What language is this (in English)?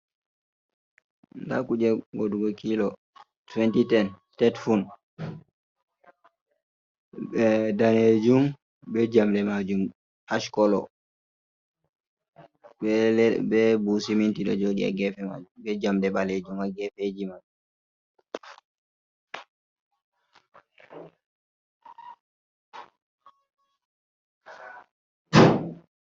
Fula